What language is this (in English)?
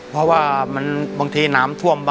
Thai